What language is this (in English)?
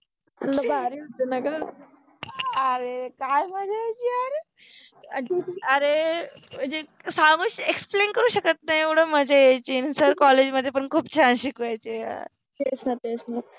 Marathi